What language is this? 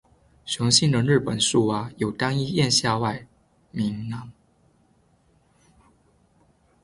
Chinese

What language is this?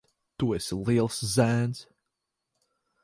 Latvian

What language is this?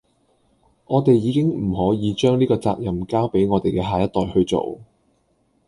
Cantonese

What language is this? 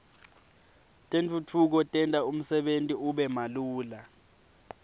Swati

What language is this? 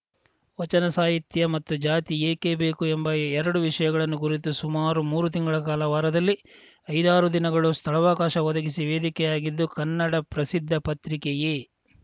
Kannada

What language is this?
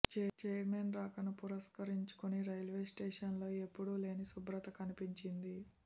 Telugu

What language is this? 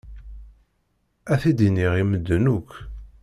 Kabyle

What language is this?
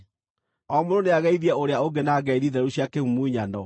Kikuyu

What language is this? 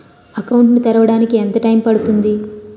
Telugu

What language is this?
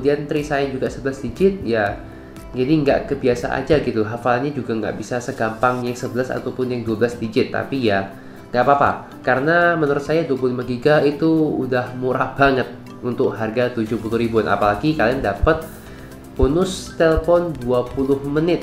Indonesian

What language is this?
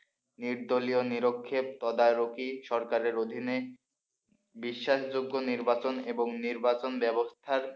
Bangla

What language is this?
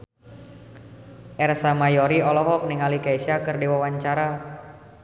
Sundanese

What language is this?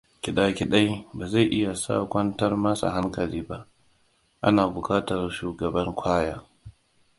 Hausa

